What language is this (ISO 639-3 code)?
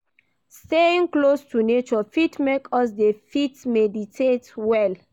pcm